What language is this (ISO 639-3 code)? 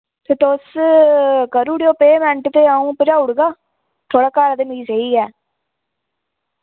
doi